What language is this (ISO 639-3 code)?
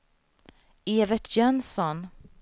swe